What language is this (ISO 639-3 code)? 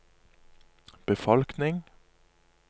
nor